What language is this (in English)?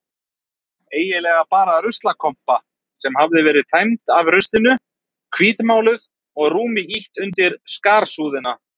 Icelandic